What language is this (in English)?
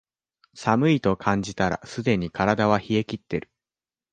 Japanese